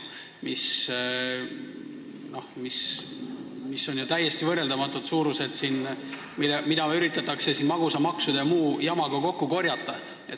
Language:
Estonian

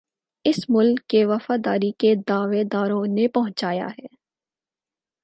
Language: Urdu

